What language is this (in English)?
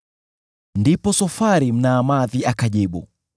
Swahili